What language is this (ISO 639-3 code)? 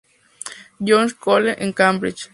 spa